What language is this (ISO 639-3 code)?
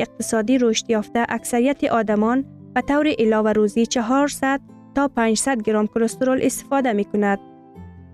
fas